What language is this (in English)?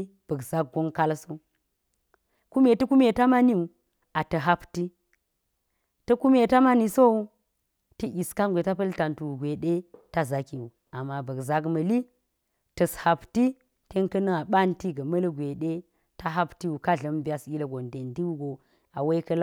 Geji